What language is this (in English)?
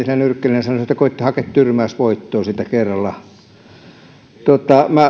Finnish